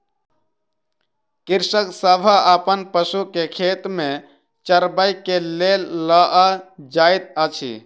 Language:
Maithili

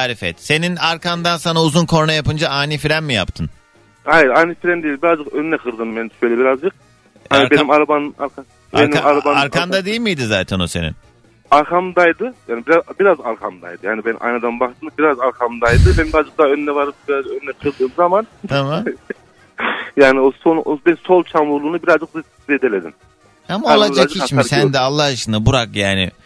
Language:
Turkish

